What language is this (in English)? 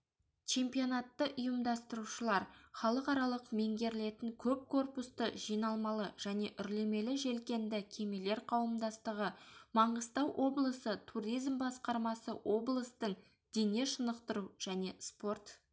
Kazakh